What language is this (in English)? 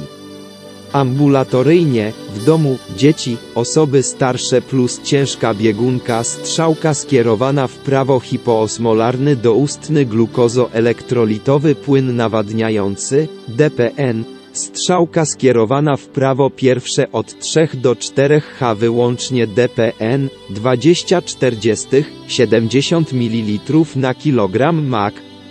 Polish